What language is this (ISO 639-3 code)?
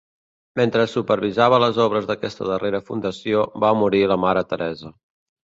cat